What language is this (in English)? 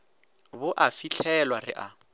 Northern Sotho